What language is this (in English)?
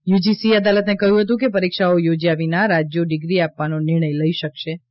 Gujarati